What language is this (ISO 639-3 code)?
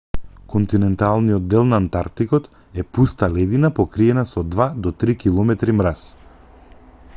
mkd